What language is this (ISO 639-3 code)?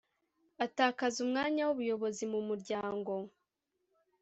kin